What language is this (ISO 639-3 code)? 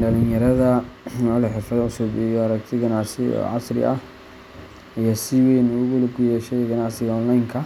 som